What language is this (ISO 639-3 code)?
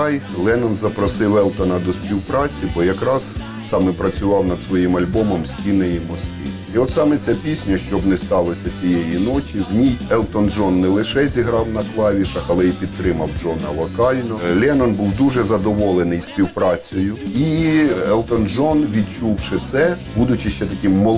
ukr